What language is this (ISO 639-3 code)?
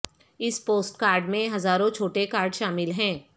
urd